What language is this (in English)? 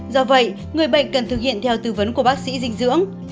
Vietnamese